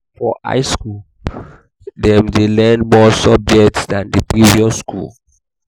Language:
Nigerian Pidgin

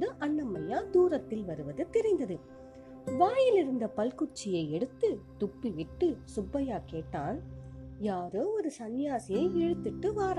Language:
Tamil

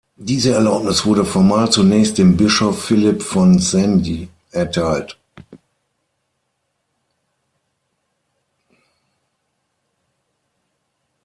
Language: German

